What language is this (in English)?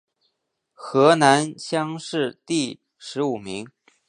Chinese